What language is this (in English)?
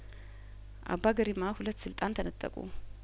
Amharic